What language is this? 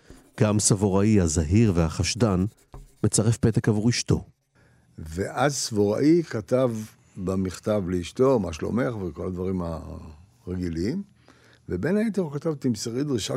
Hebrew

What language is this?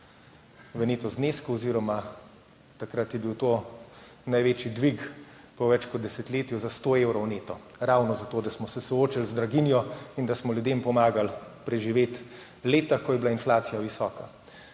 Slovenian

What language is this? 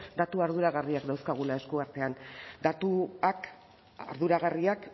Basque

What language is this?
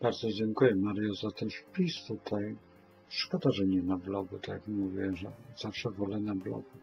Polish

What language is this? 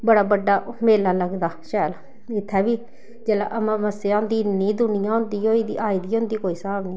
Dogri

